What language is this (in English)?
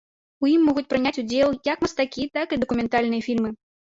Belarusian